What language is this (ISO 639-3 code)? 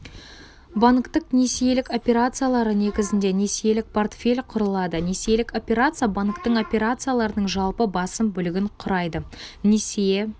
kaz